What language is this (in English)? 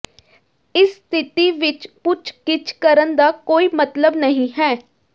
Punjabi